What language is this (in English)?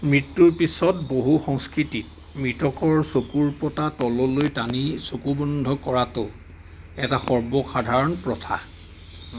Assamese